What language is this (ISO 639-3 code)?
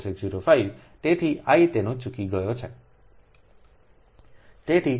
guj